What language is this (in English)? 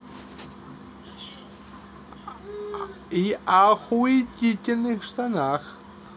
Russian